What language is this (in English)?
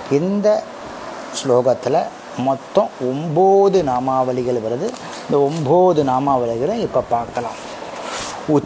Tamil